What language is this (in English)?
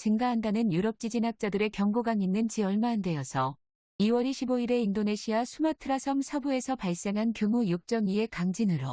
Korean